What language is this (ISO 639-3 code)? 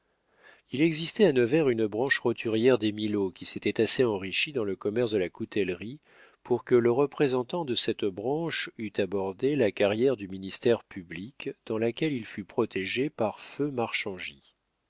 fra